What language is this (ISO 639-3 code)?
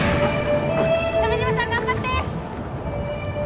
jpn